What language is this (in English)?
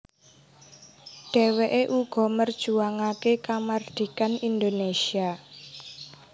Javanese